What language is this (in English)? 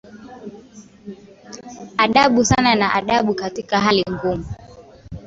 Swahili